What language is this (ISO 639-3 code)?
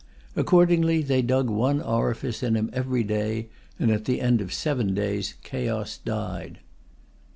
eng